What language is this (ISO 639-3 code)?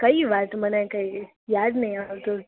guj